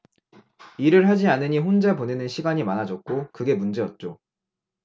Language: Korean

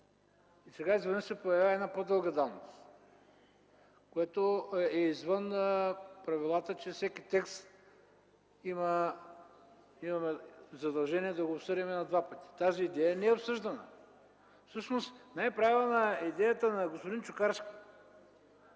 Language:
Bulgarian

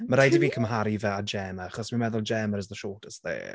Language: Welsh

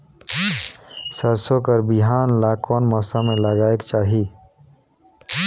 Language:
Chhattisgarhi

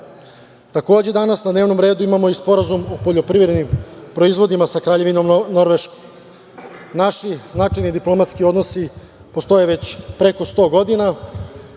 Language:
Serbian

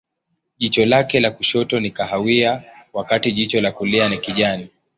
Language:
Swahili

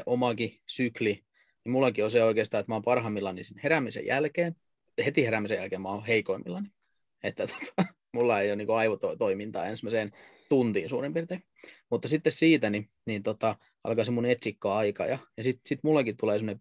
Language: Finnish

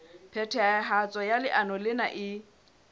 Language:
Southern Sotho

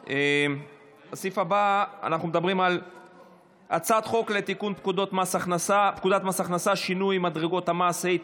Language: Hebrew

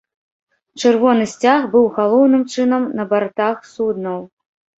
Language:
Belarusian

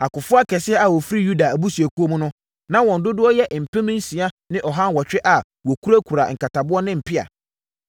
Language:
Akan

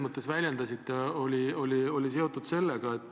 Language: Estonian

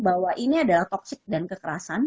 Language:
Indonesian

